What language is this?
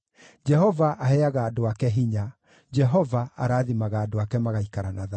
Kikuyu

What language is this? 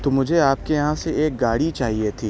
Urdu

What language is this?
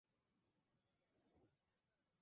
Spanish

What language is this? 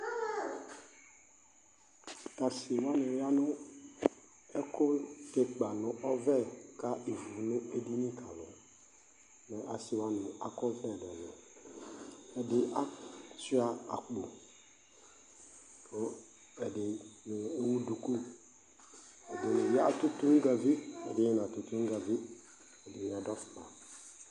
Ikposo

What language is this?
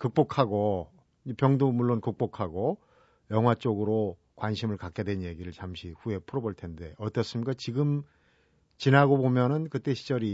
Korean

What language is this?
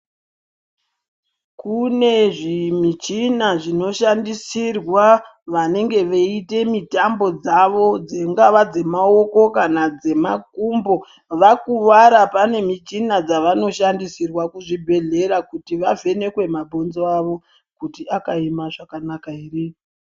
Ndau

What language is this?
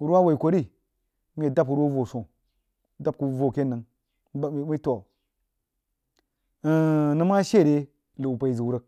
Jiba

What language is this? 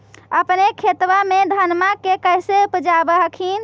Magahi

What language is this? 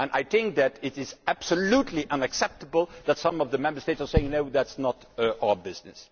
English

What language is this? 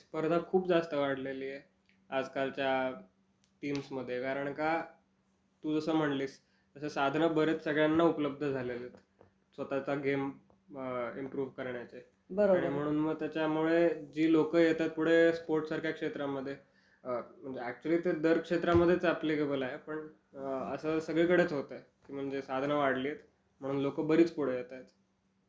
Marathi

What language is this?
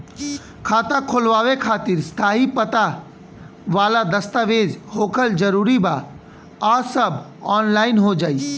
Bhojpuri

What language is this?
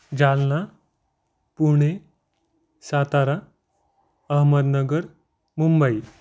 Marathi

